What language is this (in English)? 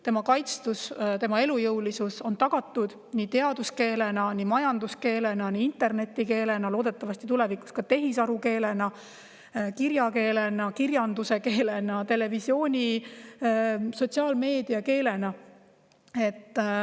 Estonian